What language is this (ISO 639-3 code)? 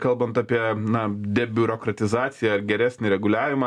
lit